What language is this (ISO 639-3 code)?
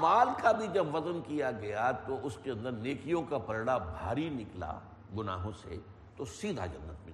urd